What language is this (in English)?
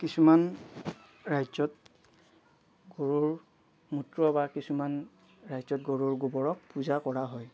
Assamese